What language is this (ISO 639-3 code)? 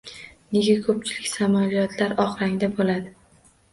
uzb